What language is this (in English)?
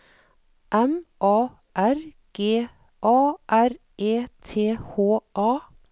Norwegian